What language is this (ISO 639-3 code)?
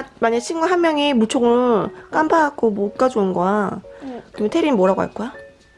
kor